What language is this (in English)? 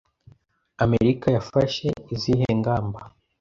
Kinyarwanda